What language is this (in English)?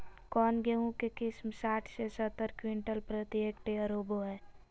Magahi